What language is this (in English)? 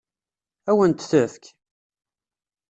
Kabyle